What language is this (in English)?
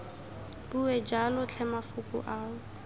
Tswana